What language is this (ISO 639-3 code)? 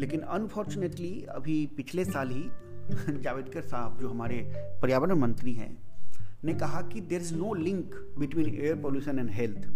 hin